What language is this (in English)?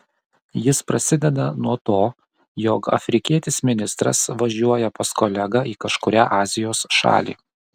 Lithuanian